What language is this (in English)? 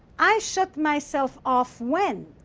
English